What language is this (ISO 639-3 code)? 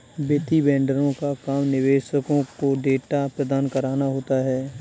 hin